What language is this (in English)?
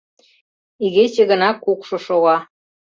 Mari